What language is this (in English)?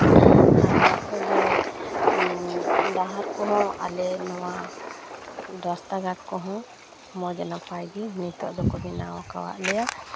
Santali